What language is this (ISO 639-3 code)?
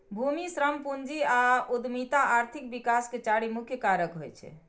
mai